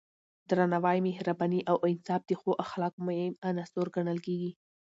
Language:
Pashto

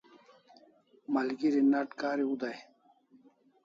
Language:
Kalasha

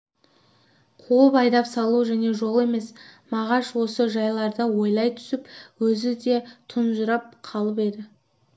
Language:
Kazakh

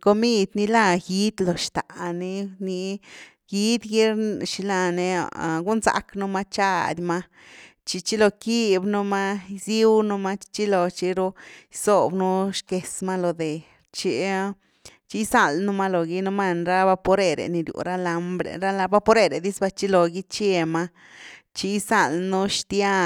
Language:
Güilá Zapotec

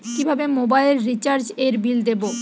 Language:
Bangla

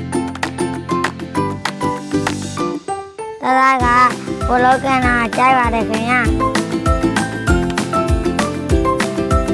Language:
Indonesian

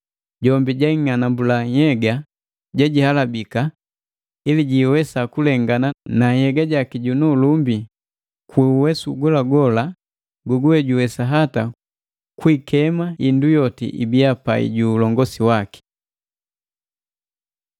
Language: Matengo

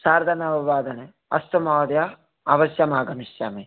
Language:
Sanskrit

